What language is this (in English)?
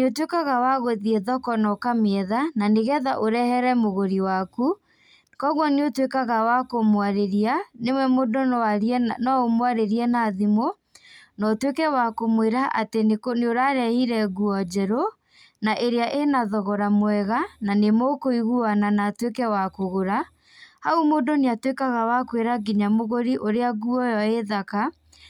Kikuyu